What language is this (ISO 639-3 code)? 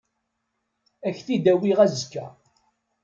kab